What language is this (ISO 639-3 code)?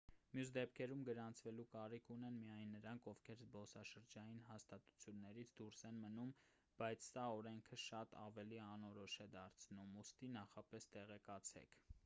hye